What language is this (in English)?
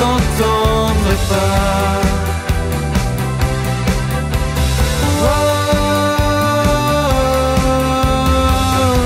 French